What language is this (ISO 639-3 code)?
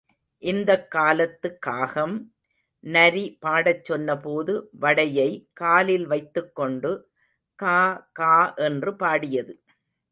tam